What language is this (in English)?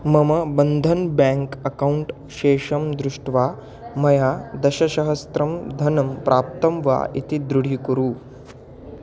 Sanskrit